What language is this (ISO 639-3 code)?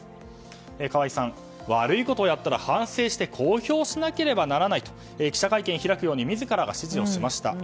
jpn